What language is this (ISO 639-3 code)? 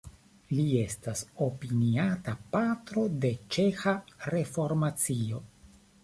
epo